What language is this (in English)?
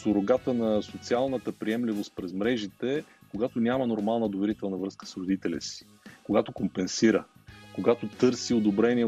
Bulgarian